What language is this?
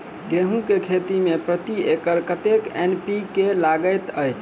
Maithili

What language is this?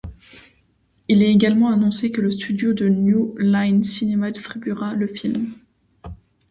French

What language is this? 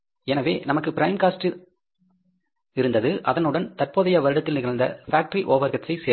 Tamil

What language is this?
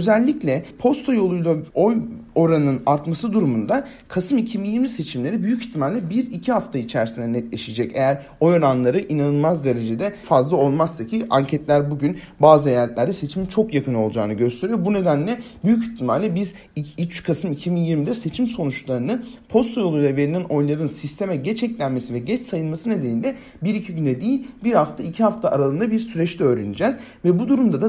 Turkish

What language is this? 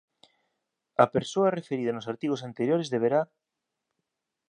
Galician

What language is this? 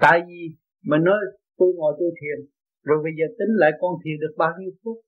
Vietnamese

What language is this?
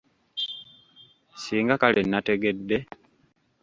Ganda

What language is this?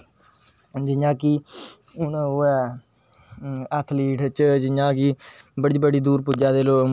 Dogri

